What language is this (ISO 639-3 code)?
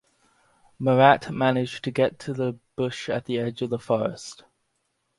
eng